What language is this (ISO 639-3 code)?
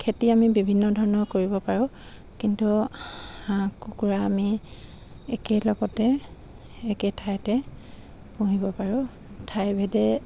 asm